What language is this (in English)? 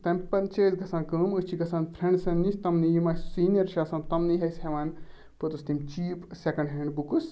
Kashmiri